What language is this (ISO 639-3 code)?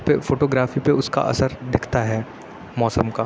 urd